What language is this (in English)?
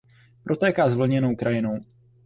Czech